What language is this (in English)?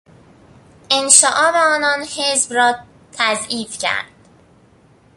Persian